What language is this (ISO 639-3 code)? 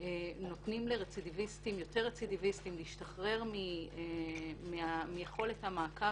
heb